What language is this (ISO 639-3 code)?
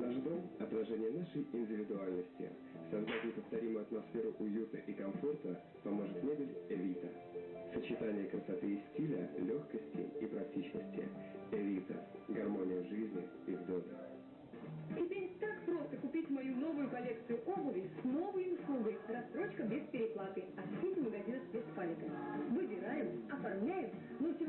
rus